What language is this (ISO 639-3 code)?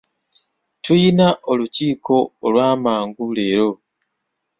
lug